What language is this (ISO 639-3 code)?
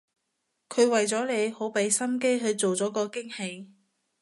yue